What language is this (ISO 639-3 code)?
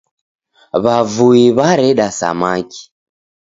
dav